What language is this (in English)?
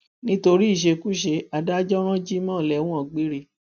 Yoruba